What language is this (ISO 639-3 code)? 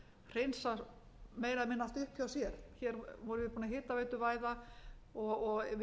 isl